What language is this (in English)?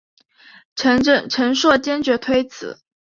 Chinese